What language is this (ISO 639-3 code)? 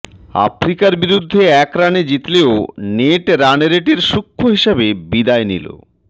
ben